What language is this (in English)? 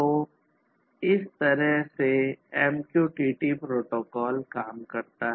Hindi